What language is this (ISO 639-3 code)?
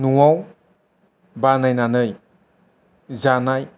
brx